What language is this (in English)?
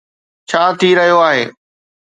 Sindhi